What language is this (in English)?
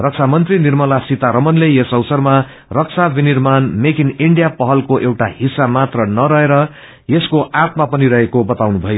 Nepali